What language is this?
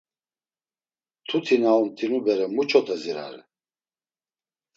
Laz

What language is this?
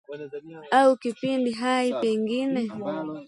Swahili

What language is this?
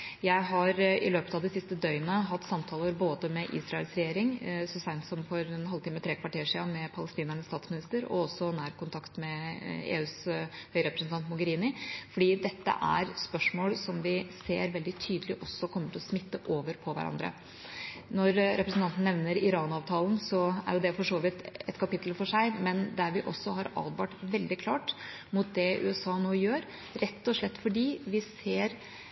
Norwegian Bokmål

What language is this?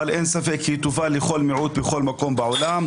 Hebrew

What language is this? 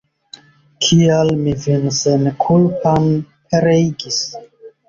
Esperanto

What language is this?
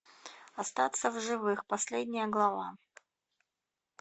Russian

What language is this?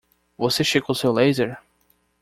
Portuguese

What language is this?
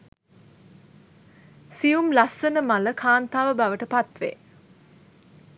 Sinhala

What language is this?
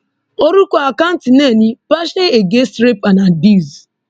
Yoruba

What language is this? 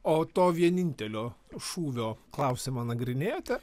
Lithuanian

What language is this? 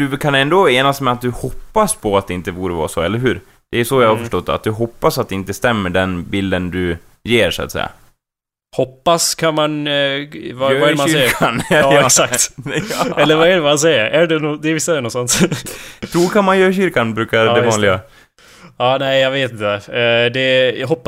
Swedish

